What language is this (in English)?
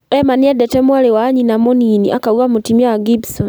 Kikuyu